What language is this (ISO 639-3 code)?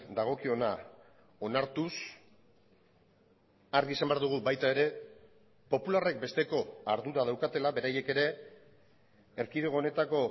eus